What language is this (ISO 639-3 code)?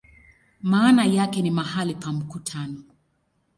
swa